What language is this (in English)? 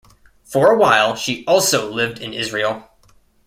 English